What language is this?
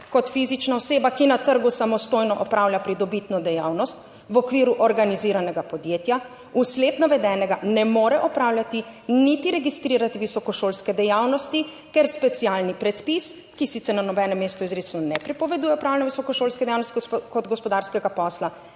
Slovenian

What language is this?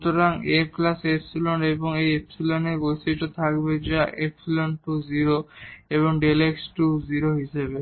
Bangla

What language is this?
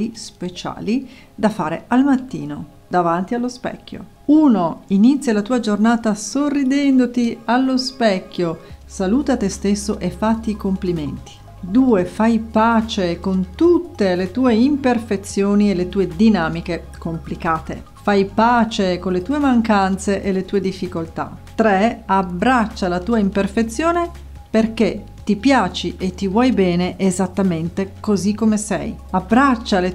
Italian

